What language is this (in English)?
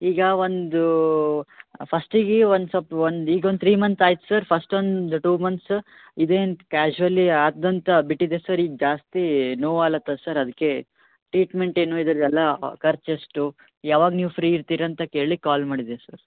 Kannada